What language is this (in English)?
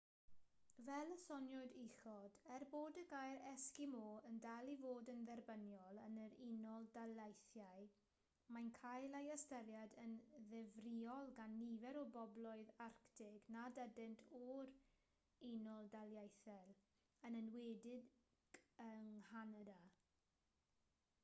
Welsh